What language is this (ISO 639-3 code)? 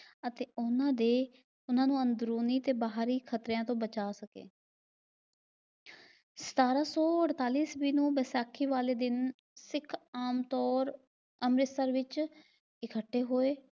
pan